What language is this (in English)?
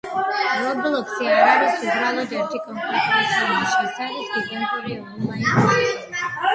Georgian